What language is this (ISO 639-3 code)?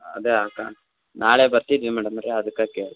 kan